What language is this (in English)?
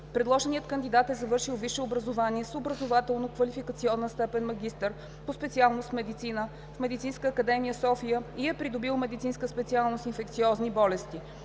Bulgarian